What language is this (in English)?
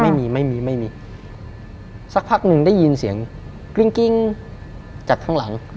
Thai